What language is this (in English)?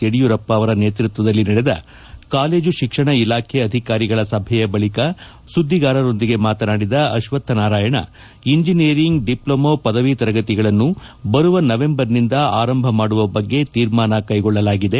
Kannada